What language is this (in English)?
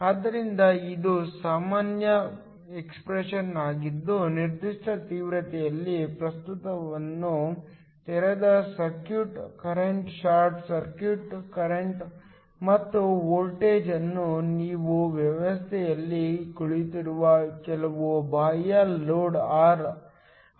Kannada